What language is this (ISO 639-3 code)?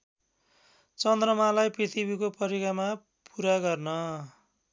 nep